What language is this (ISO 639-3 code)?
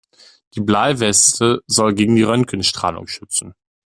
deu